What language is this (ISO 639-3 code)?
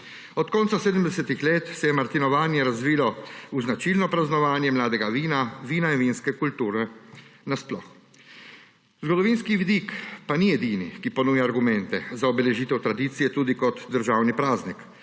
slv